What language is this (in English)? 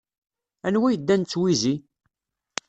Kabyle